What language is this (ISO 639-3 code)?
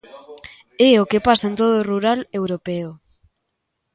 glg